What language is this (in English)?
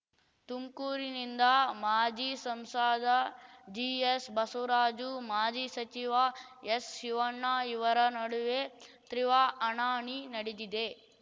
Kannada